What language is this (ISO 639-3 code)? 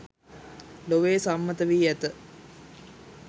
sin